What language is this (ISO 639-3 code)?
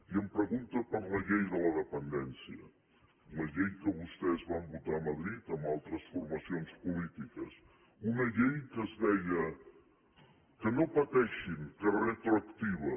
cat